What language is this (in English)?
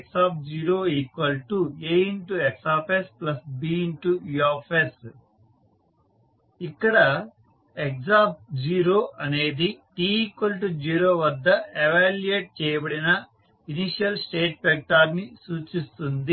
Telugu